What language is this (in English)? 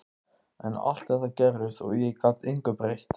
Icelandic